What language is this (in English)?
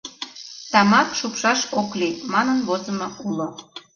Mari